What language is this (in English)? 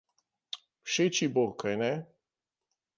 Slovenian